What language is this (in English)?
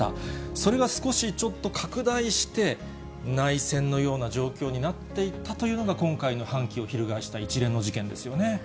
Japanese